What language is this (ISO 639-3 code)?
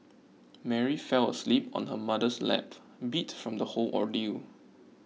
eng